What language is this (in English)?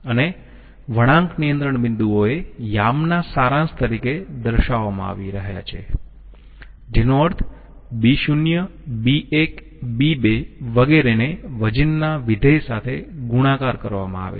Gujarati